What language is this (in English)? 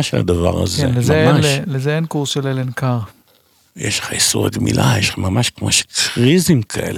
Hebrew